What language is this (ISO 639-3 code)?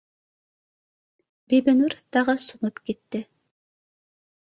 bak